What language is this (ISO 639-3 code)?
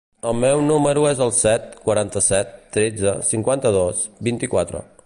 cat